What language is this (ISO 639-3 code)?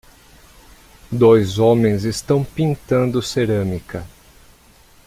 por